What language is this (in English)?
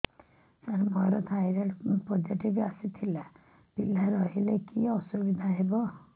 Odia